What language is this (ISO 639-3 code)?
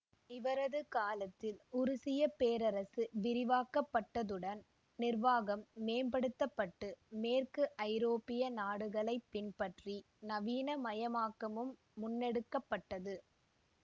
tam